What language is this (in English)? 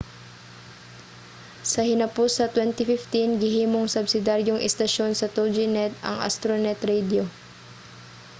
Cebuano